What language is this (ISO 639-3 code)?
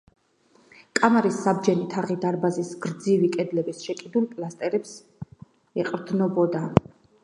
kat